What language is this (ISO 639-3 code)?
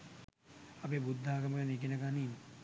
sin